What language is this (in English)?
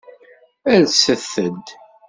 Kabyle